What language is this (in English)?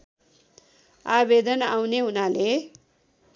Nepali